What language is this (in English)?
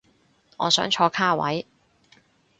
Cantonese